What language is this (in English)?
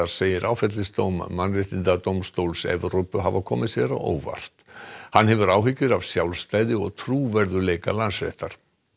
Icelandic